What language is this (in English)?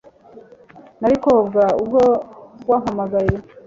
Kinyarwanda